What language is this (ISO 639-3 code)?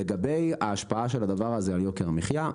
heb